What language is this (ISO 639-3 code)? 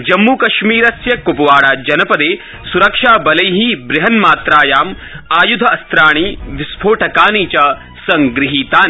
san